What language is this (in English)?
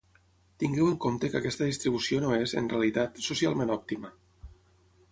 Catalan